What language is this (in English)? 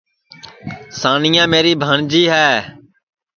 Sansi